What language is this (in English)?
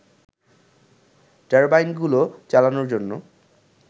Bangla